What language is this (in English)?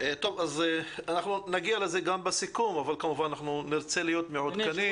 Hebrew